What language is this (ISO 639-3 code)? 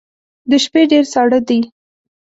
pus